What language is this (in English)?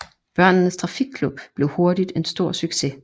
Danish